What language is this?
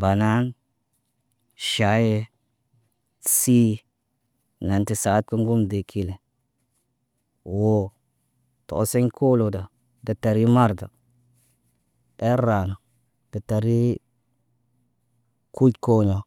Naba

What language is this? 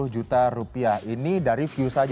Indonesian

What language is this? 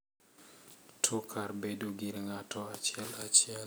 Luo (Kenya and Tanzania)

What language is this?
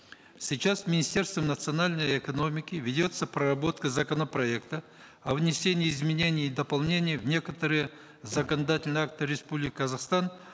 Kazakh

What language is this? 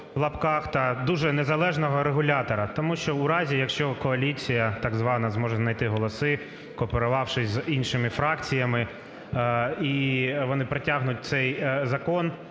Ukrainian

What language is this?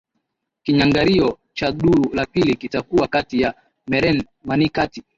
Swahili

